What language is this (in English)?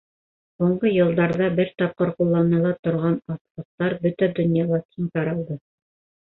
Bashkir